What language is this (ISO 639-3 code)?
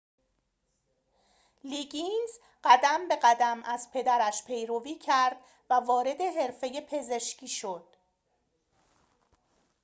fas